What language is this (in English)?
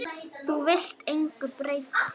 Icelandic